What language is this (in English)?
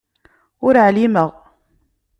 Kabyle